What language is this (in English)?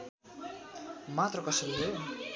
Nepali